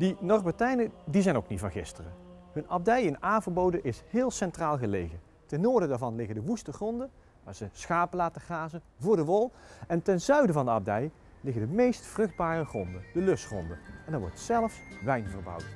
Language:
Dutch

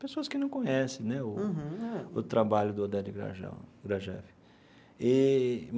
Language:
Portuguese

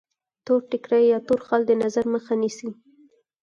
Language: Pashto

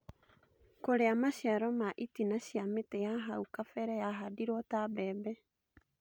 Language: Kikuyu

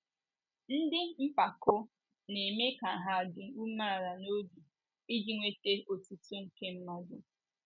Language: Igbo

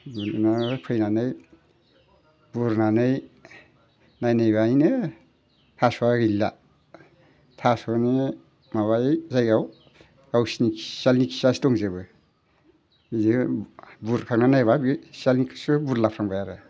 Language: Bodo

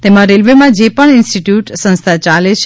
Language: Gujarati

